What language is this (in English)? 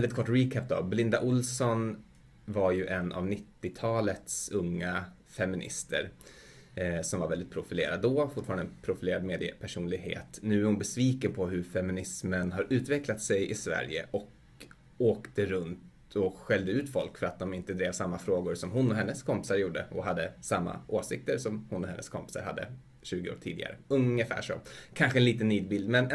Swedish